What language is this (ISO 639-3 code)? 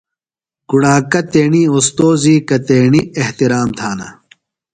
phl